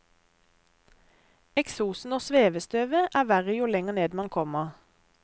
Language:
Norwegian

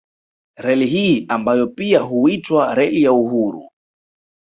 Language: Swahili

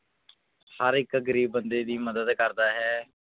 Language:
Punjabi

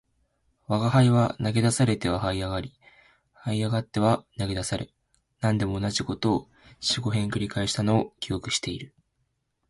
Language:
Japanese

